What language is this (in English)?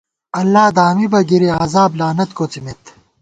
Gawar-Bati